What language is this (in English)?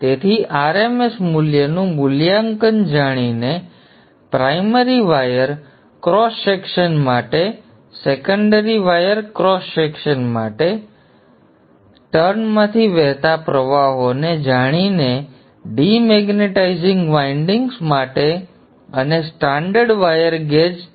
Gujarati